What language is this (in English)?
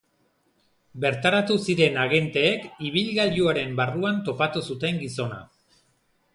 Basque